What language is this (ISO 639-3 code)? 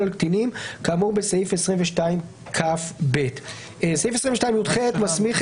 heb